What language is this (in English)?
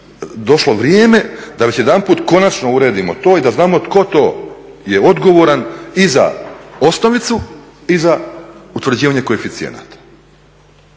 Croatian